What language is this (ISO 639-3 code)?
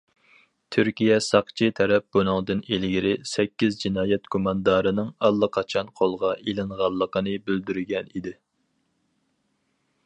uig